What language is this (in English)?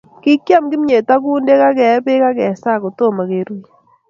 Kalenjin